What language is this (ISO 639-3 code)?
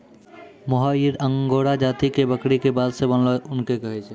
mai